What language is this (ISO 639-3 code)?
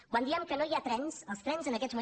cat